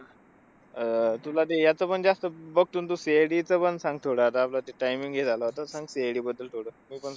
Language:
Marathi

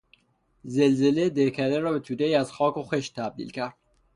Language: Persian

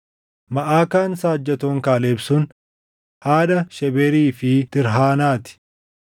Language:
Oromo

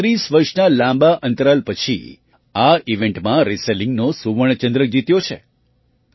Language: Gujarati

